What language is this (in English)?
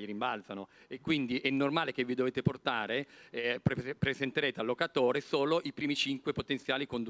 Italian